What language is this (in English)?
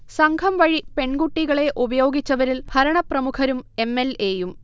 Malayalam